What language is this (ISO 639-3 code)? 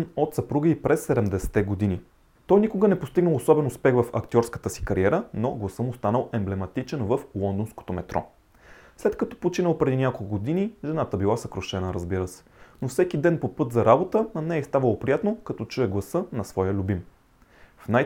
bul